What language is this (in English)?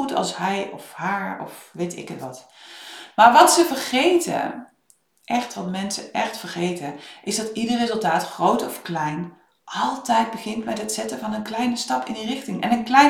Dutch